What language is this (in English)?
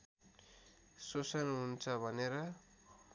Nepali